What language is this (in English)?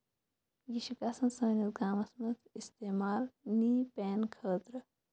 Kashmiri